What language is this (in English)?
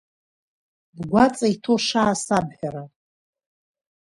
Abkhazian